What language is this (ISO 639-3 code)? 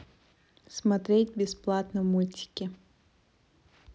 rus